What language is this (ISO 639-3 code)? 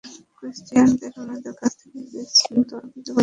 ben